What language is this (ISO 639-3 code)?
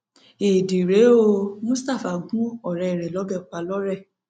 yor